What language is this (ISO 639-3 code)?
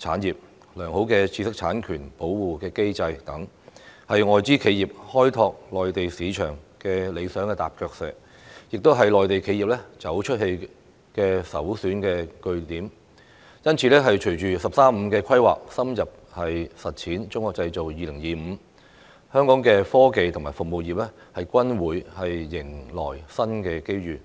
yue